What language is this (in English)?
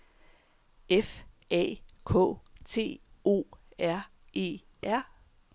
Danish